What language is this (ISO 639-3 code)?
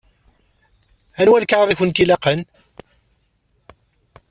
kab